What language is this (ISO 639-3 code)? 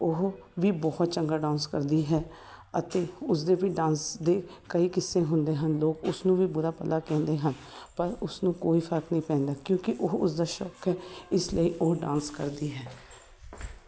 pan